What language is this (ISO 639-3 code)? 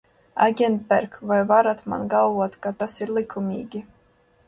lav